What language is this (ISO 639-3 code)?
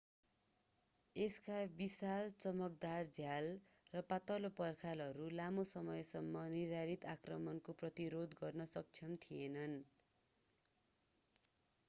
nep